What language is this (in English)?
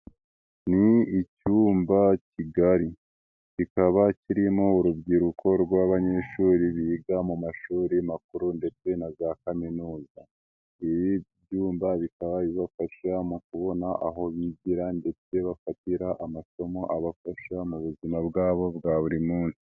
Kinyarwanda